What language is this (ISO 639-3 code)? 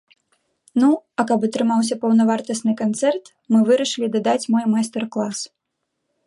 bel